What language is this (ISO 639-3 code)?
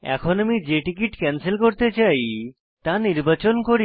ben